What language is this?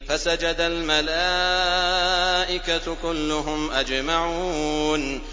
Arabic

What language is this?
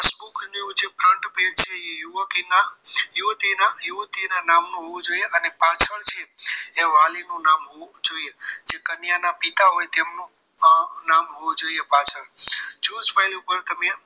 Gujarati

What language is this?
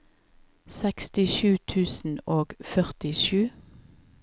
Norwegian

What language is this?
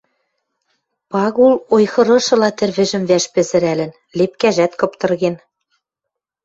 Western Mari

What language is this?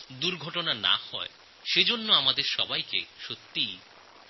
Bangla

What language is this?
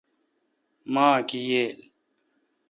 Kalkoti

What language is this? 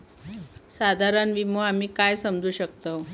Marathi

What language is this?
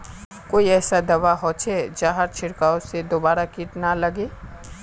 Magahi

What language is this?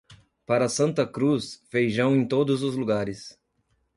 Portuguese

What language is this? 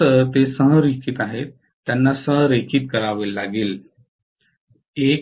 Marathi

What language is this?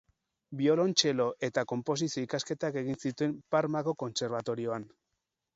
Basque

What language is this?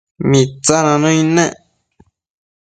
Matsés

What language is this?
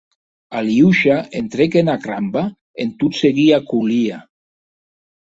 Occitan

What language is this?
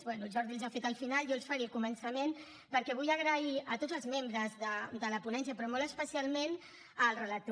Catalan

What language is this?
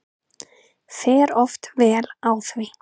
Icelandic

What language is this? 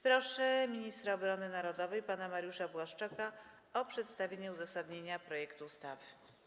Polish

